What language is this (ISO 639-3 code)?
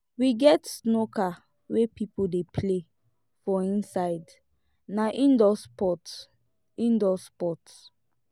pcm